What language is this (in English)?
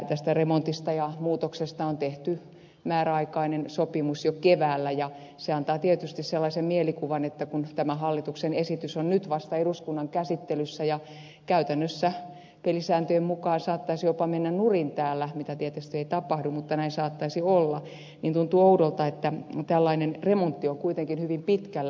Finnish